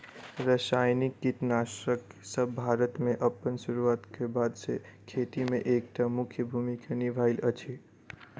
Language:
Maithili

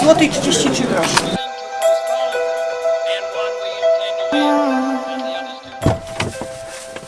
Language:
Polish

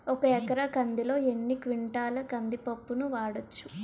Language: Telugu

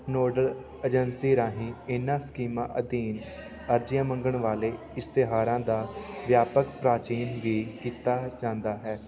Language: Punjabi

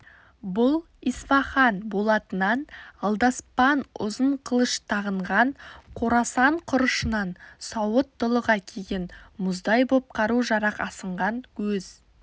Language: Kazakh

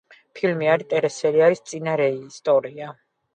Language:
Georgian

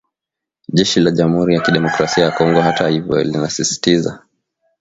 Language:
Swahili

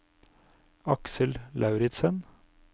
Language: Norwegian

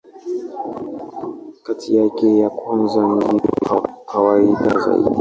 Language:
Swahili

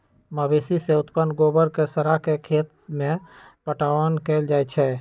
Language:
Magahi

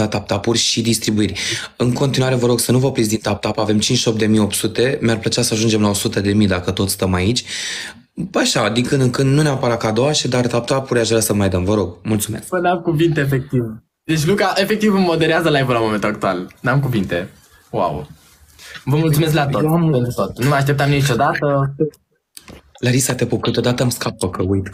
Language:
Romanian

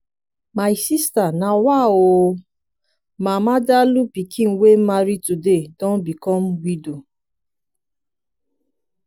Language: Nigerian Pidgin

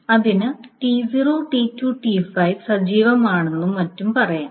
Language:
Malayalam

